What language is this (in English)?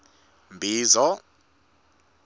Swati